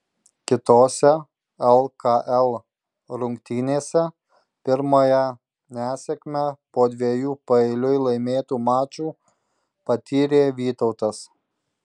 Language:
Lithuanian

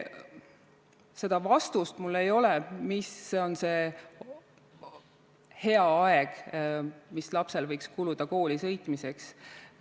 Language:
Estonian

